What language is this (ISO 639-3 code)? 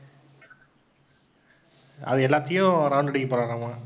tam